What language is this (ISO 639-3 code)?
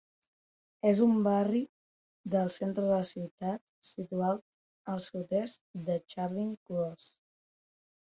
cat